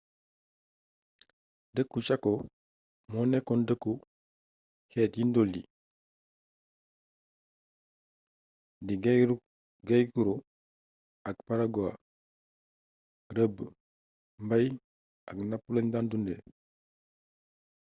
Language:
Wolof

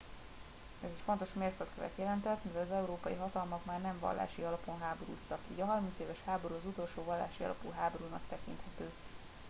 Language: Hungarian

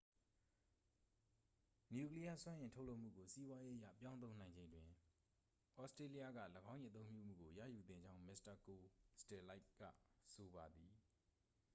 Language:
Burmese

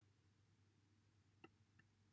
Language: Welsh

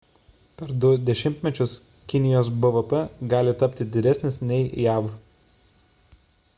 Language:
Lithuanian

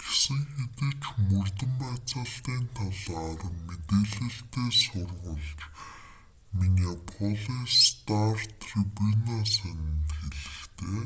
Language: Mongolian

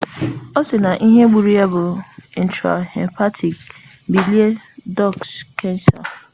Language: Igbo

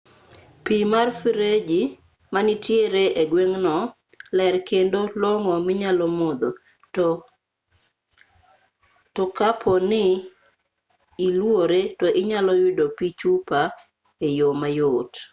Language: Luo (Kenya and Tanzania)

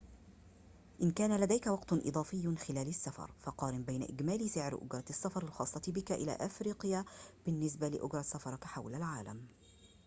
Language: Arabic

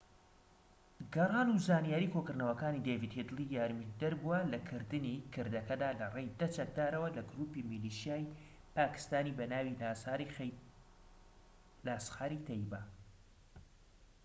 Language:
Central Kurdish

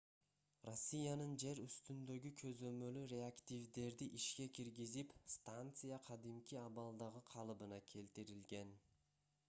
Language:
Kyrgyz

